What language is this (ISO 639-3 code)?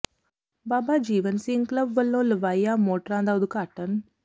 pan